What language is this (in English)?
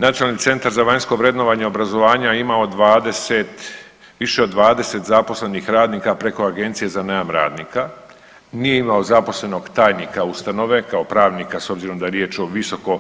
Croatian